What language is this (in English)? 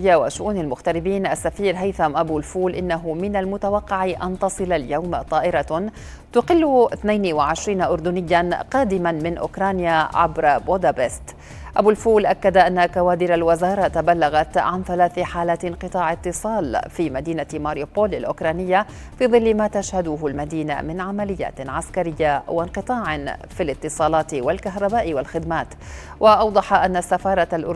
Arabic